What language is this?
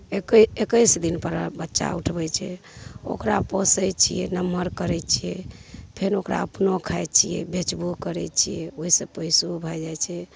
Maithili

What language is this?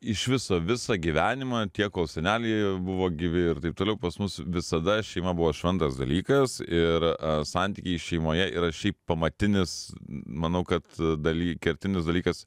Lithuanian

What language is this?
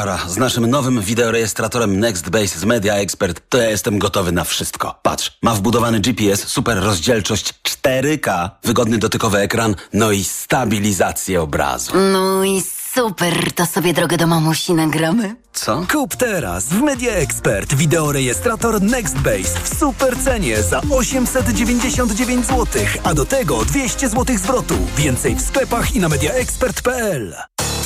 Polish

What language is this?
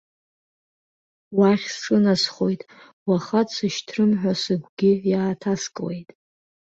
Abkhazian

